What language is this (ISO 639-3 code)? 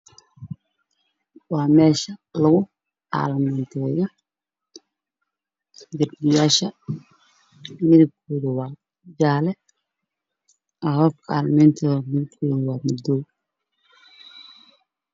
som